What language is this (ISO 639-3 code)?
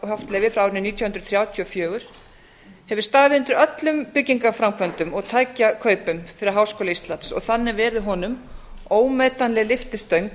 isl